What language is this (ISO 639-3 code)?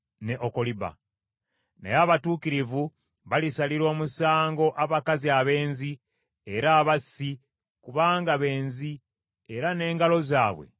lug